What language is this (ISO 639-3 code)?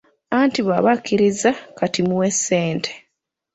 lug